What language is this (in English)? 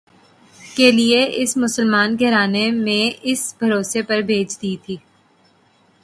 Urdu